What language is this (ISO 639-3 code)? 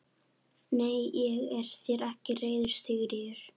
isl